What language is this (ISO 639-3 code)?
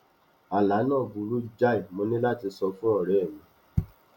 yor